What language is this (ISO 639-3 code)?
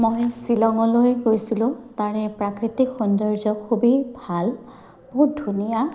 asm